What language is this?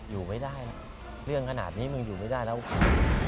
Thai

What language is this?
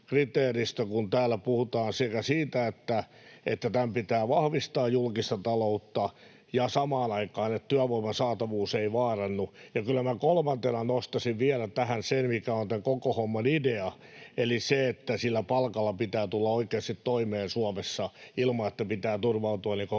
Finnish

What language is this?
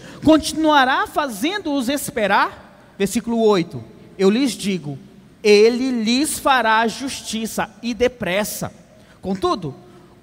Portuguese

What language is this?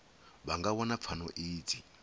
Venda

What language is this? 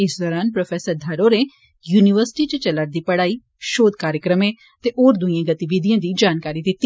Dogri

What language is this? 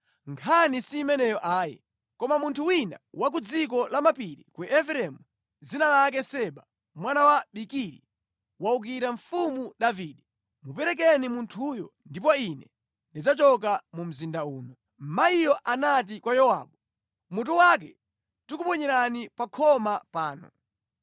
Nyanja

